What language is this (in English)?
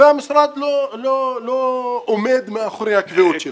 Hebrew